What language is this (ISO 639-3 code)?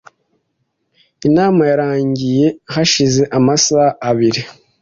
kin